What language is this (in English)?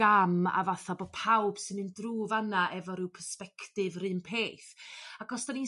Welsh